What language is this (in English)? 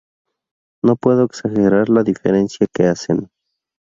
Spanish